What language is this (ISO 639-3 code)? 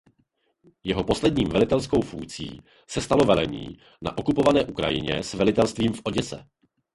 ces